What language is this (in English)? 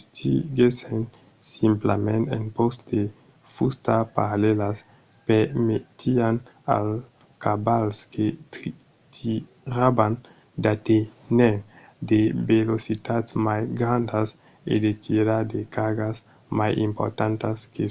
Occitan